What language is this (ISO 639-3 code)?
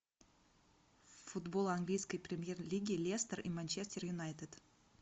rus